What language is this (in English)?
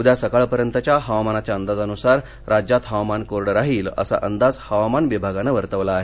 Marathi